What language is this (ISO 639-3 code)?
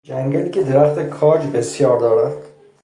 fas